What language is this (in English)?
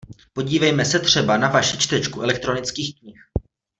Czech